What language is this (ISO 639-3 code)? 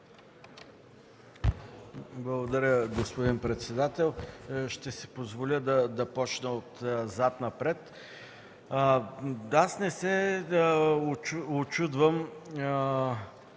bul